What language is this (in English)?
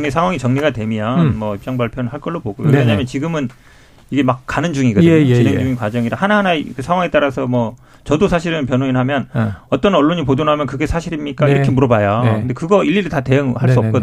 Korean